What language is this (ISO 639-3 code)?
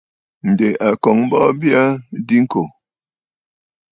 bfd